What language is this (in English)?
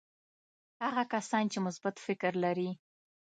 Pashto